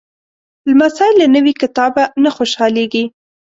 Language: Pashto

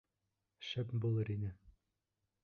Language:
Bashkir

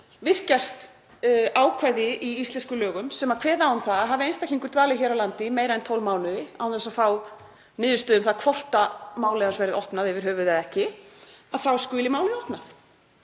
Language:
Icelandic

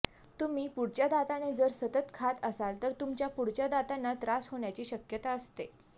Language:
Marathi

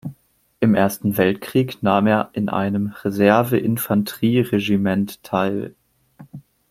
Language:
German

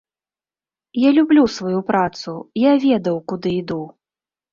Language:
Belarusian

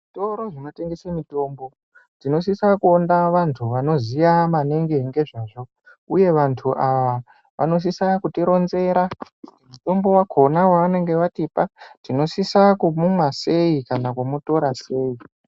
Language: Ndau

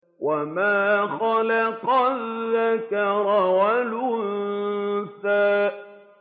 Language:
Arabic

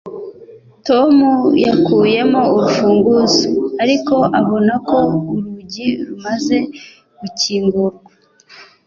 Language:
Kinyarwanda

